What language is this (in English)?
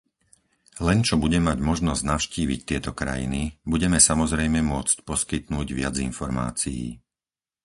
Slovak